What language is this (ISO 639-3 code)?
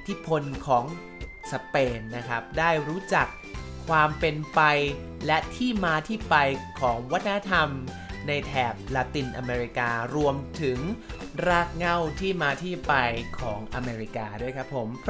tha